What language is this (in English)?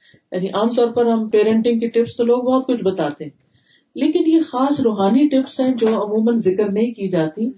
Urdu